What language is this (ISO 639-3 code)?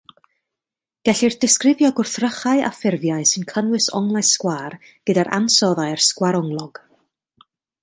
cym